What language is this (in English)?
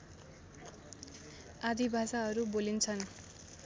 Nepali